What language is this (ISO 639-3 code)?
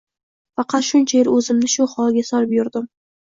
uzb